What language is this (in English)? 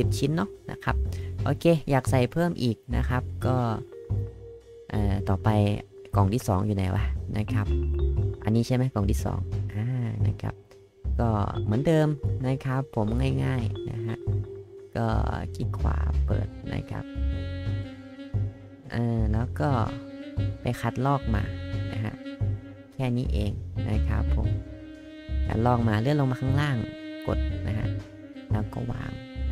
Thai